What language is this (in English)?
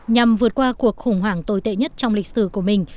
Vietnamese